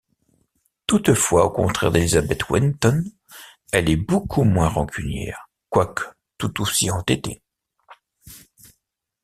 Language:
French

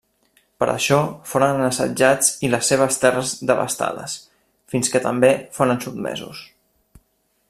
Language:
Catalan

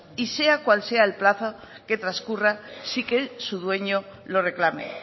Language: Spanish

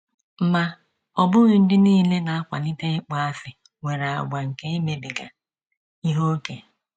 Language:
Igbo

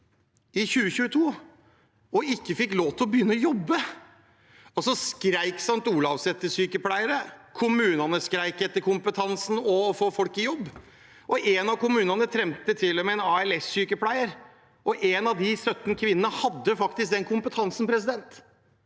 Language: Norwegian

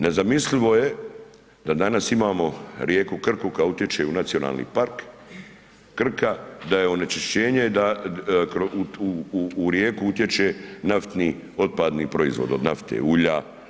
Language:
Croatian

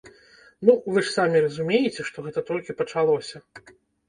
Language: Belarusian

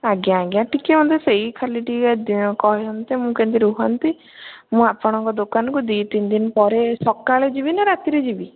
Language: Odia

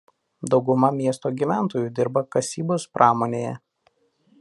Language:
Lithuanian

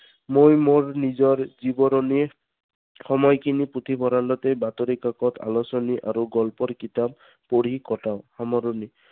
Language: Assamese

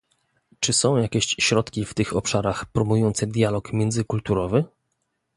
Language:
Polish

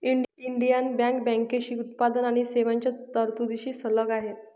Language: Marathi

